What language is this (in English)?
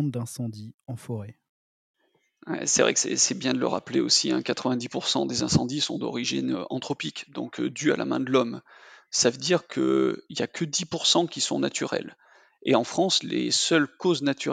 French